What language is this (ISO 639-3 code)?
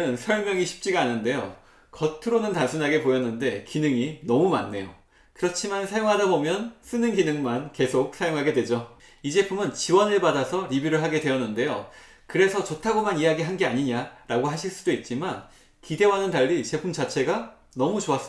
kor